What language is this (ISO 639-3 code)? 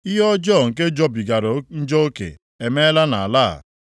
ibo